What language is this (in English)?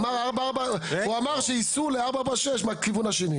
Hebrew